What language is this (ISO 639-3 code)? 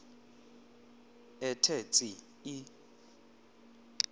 xho